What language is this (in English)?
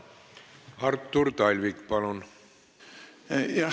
Estonian